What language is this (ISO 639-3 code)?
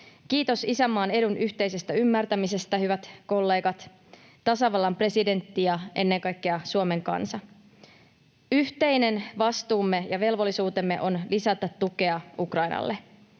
fin